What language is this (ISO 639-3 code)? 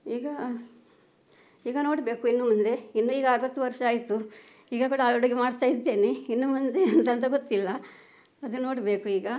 kan